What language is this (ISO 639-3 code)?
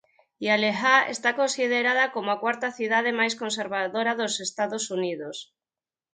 glg